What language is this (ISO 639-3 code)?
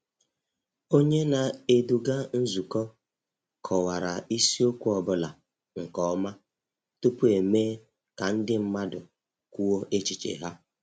ibo